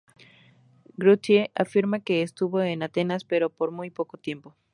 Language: Spanish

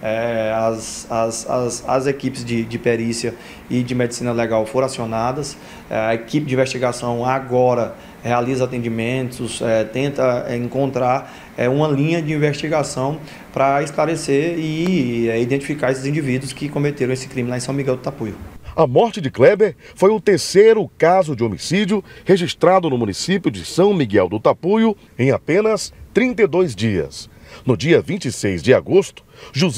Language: Portuguese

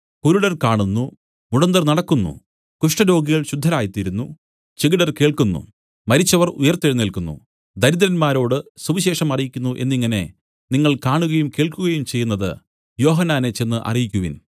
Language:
Malayalam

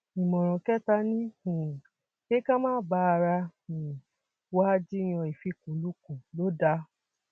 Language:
Yoruba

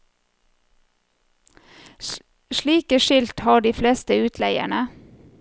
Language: Norwegian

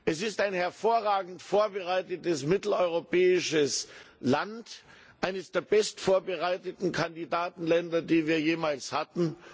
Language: German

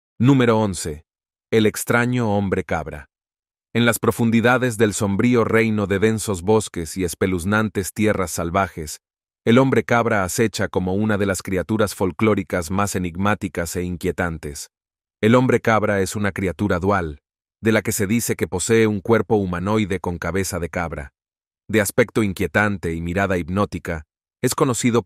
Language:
Spanish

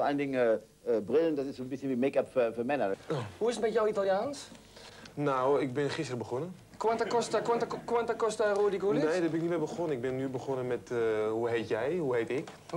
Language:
Dutch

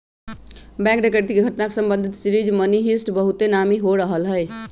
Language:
Magahi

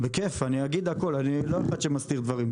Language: Hebrew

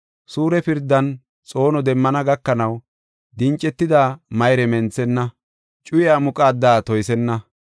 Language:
Gofa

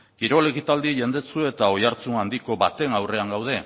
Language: Basque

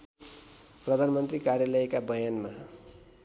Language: Nepali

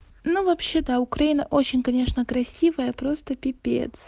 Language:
Russian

